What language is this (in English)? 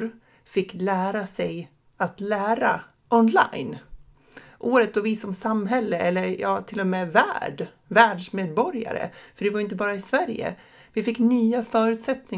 Swedish